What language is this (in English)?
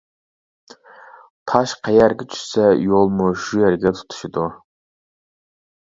Uyghur